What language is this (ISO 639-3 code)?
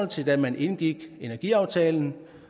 dan